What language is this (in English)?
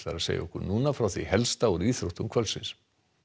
Icelandic